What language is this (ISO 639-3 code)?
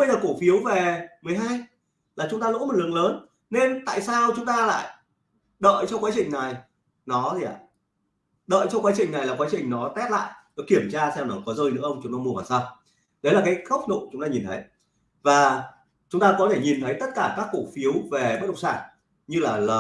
vie